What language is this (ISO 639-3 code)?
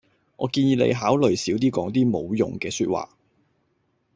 yue